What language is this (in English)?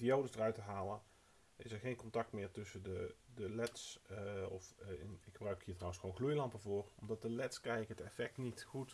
Dutch